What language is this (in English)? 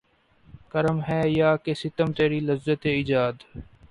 Urdu